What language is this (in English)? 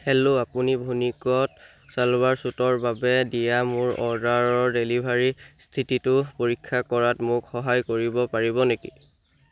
Assamese